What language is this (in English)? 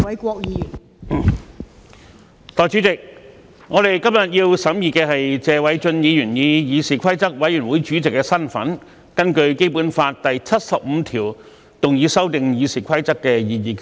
Cantonese